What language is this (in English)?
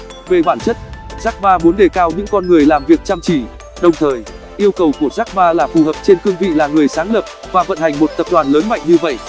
Vietnamese